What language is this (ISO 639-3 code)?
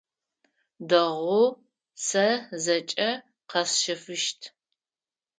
ady